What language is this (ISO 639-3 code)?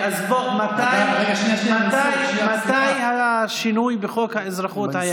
heb